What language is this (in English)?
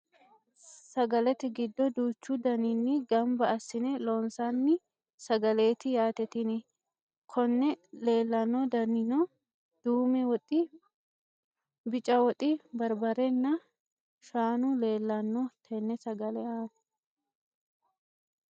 Sidamo